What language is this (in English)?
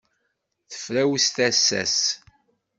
Kabyle